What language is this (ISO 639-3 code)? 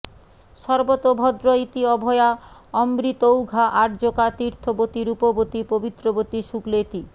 ben